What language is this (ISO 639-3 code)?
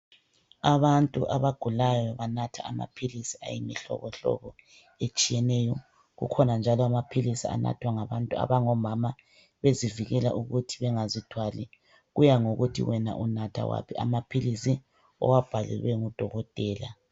nde